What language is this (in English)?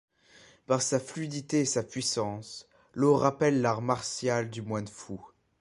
French